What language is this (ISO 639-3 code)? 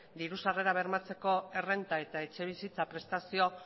eus